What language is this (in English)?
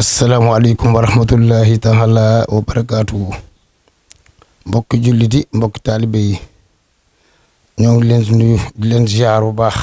Indonesian